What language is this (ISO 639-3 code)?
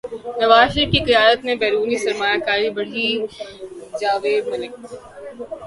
urd